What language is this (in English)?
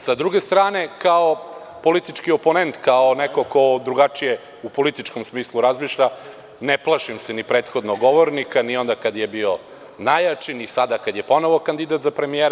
Serbian